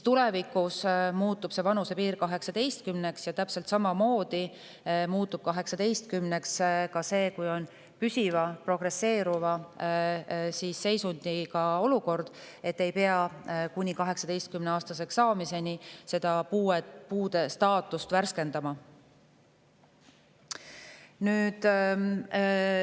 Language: Estonian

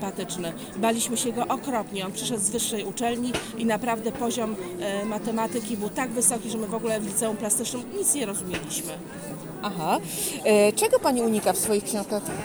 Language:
Polish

